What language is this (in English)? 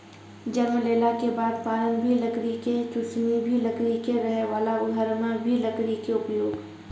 Maithili